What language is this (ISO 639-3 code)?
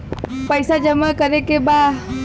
bho